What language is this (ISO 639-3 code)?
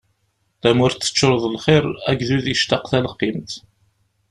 kab